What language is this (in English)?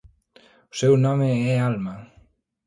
Galician